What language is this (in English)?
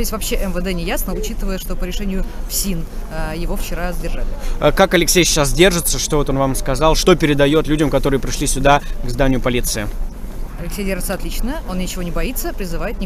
Russian